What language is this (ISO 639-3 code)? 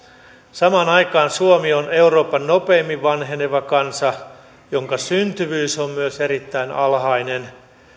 fin